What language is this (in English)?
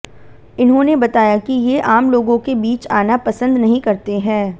Hindi